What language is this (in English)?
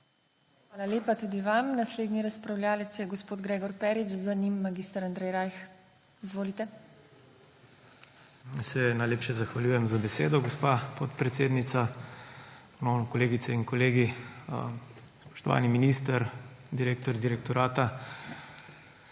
Slovenian